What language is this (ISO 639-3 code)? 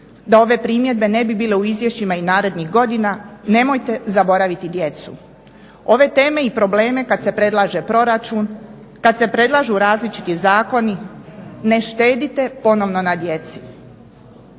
hrv